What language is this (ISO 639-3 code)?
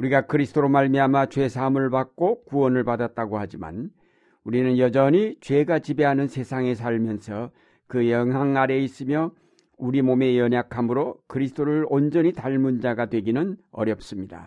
kor